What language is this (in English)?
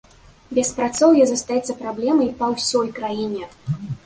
Belarusian